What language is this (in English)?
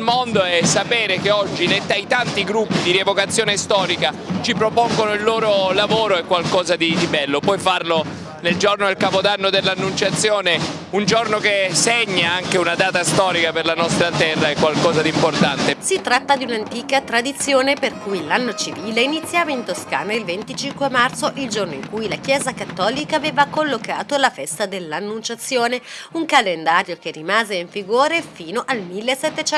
Italian